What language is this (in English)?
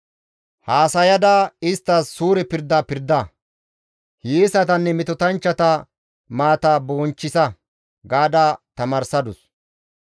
Gamo